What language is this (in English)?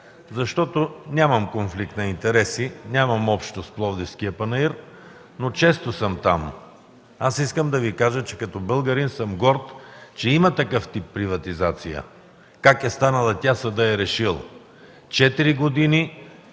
Bulgarian